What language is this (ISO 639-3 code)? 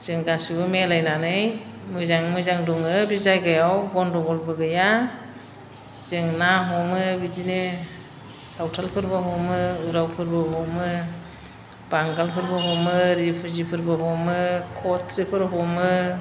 brx